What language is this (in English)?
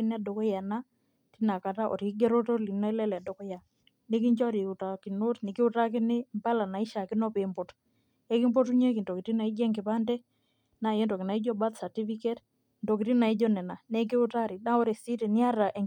Masai